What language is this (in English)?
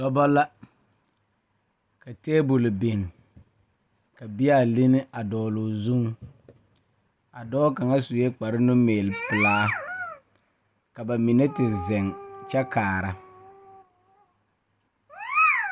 Southern Dagaare